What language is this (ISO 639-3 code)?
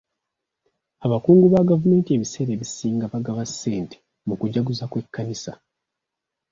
lug